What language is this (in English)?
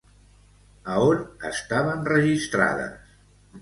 Catalan